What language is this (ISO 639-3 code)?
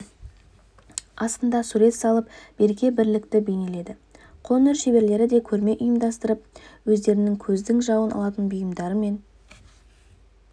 kaz